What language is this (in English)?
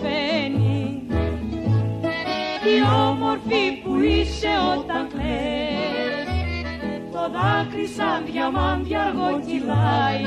Greek